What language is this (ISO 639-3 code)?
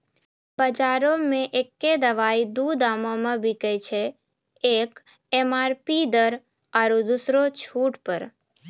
mai